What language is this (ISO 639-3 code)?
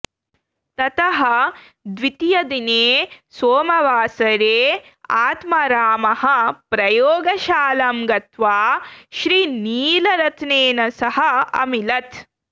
san